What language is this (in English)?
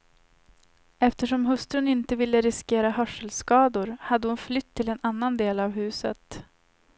Swedish